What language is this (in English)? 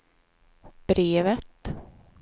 Swedish